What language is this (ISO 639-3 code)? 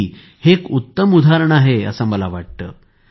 mar